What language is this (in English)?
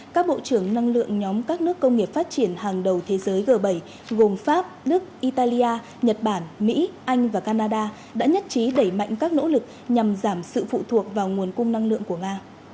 Vietnamese